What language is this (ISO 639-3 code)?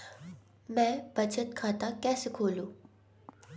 hin